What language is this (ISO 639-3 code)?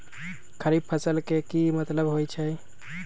mag